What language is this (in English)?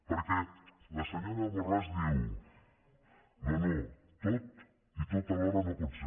Catalan